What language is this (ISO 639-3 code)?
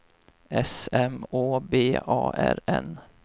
swe